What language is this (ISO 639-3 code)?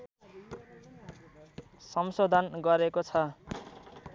nep